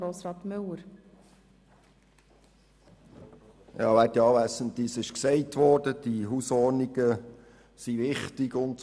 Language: Swiss German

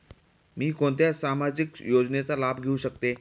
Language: Marathi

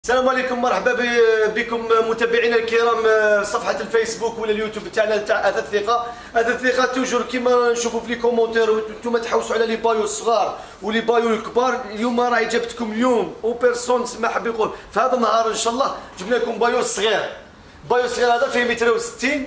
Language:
Arabic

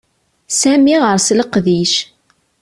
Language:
Kabyle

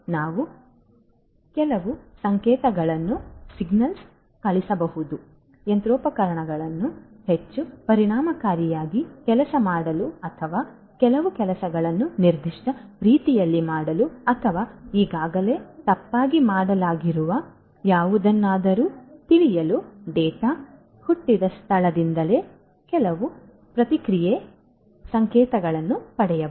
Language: Kannada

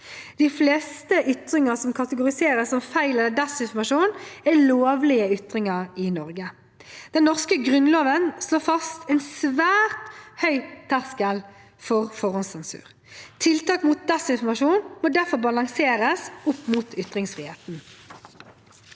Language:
Norwegian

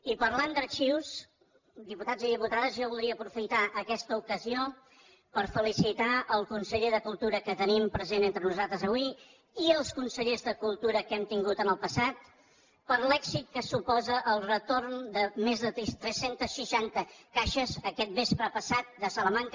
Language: Catalan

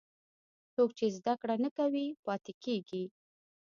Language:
Pashto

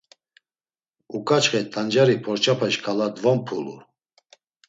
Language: Laz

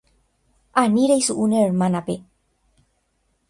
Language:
Guarani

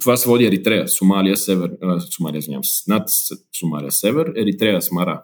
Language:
Bulgarian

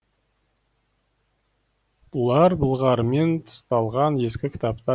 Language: Kazakh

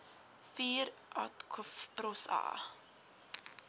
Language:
Afrikaans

